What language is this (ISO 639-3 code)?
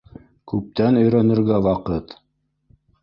bak